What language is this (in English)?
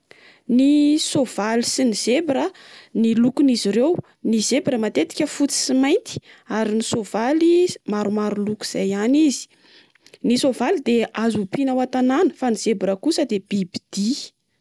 Malagasy